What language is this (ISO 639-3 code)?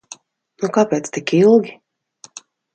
lav